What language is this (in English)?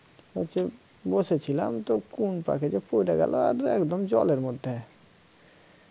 Bangla